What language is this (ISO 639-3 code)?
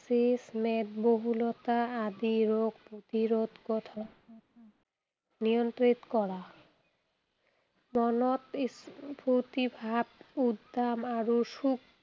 asm